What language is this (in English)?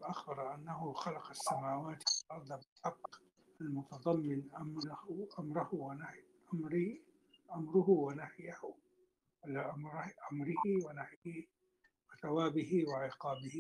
Arabic